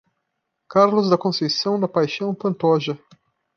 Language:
Portuguese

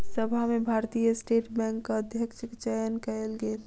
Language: Maithili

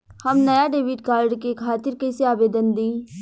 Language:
Bhojpuri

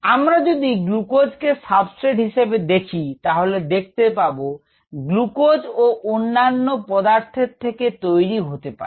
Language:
Bangla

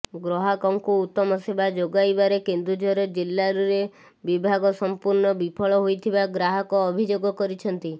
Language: Odia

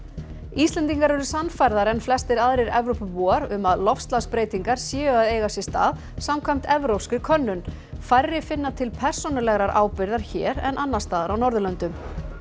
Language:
Icelandic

